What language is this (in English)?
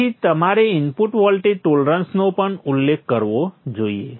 Gujarati